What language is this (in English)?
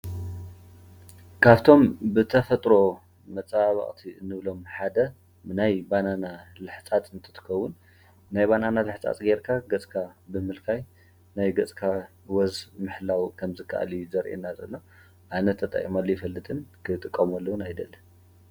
Tigrinya